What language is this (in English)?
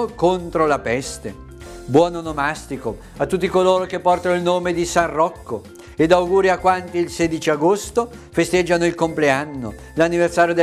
Italian